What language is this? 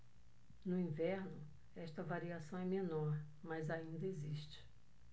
Portuguese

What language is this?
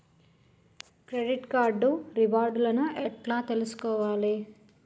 Telugu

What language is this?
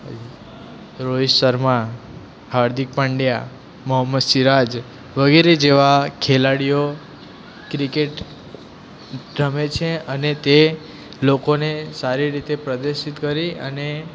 Gujarati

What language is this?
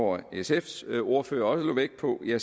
Danish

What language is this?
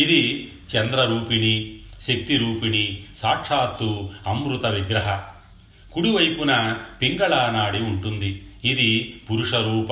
Telugu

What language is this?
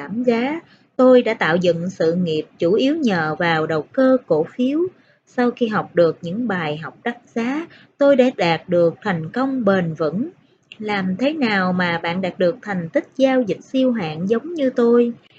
Vietnamese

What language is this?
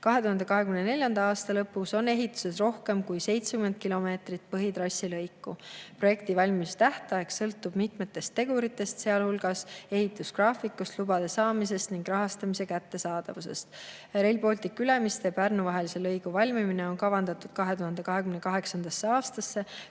Estonian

